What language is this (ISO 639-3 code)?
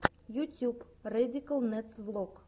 rus